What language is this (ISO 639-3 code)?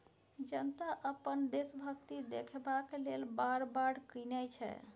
mai